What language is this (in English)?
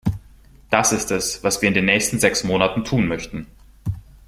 German